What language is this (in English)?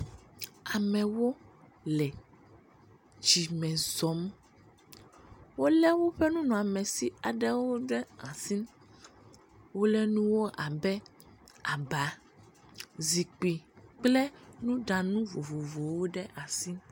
Ewe